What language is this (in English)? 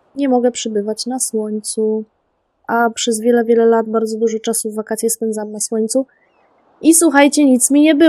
Polish